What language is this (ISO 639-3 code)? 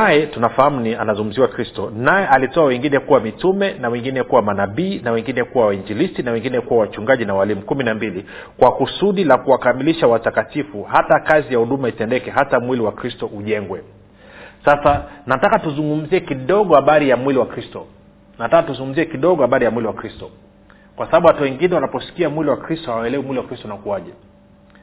swa